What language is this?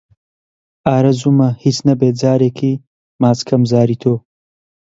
Central Kurdish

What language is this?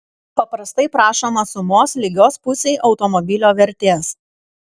Lithuanian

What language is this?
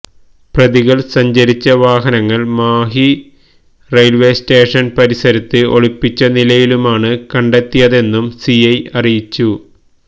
Malayalam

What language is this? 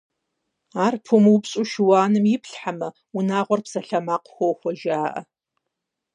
Kabardian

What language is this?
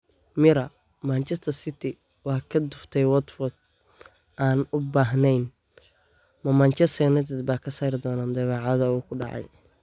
Somali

